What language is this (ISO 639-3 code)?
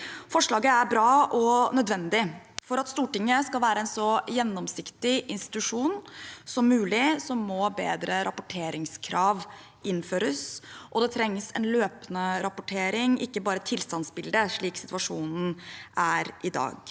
nor